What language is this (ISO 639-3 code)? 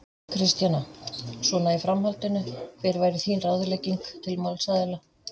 isl